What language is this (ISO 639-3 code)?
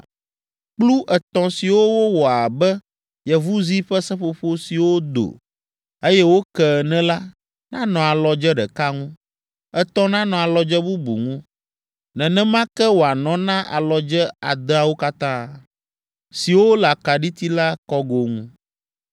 ewe